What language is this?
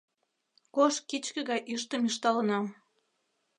Mari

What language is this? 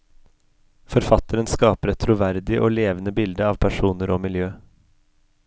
Norwegian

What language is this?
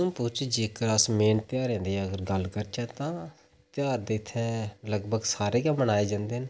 Dogri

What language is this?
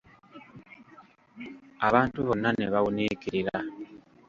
Ganda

